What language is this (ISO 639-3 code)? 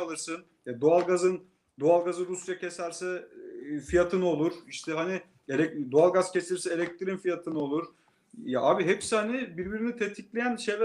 tur